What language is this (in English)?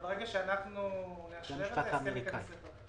Hebrew